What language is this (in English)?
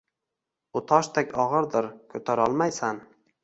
Uzbek